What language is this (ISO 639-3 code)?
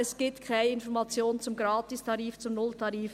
gsw